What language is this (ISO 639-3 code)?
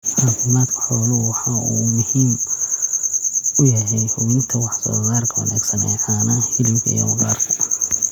som